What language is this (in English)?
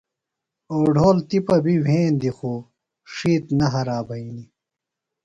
Phalura